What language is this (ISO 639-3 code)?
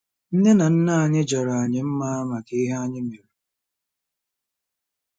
ibo